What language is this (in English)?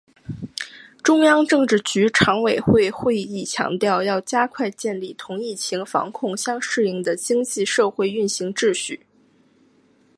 Chinese